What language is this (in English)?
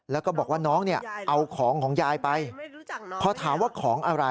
Thai